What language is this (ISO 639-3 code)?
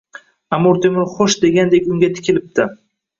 uzb